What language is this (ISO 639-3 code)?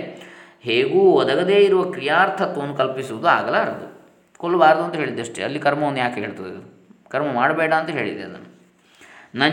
kan